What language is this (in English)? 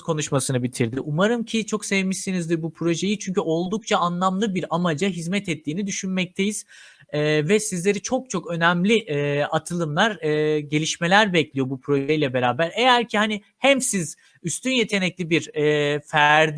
Turkish